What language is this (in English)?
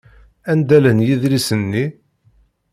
Kabyle